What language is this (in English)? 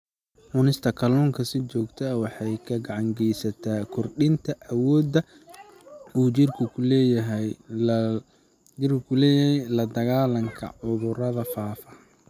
Somali